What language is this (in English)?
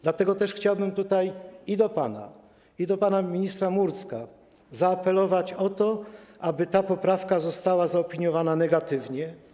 Polish